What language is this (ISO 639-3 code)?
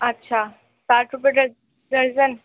urd